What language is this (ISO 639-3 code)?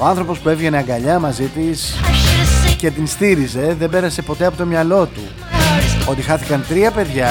ell